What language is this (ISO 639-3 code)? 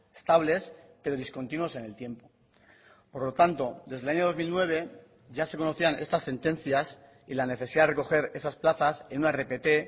spa